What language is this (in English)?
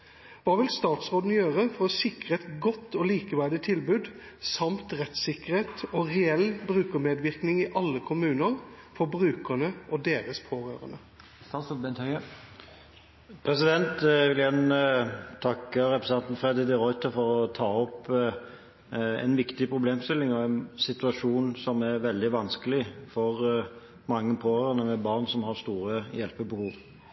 Norwegian Bokmål